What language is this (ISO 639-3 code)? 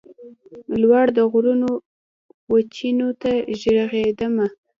pus